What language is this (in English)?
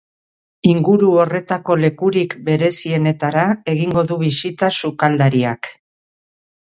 Basque